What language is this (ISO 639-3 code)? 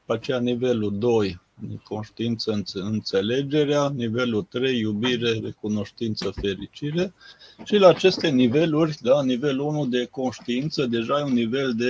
ron